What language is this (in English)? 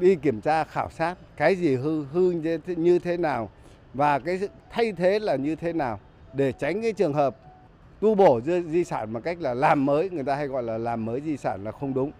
Vietnamese